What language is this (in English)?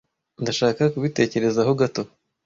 Kinyarwanda